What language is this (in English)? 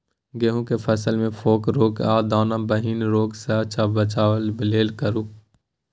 Maithili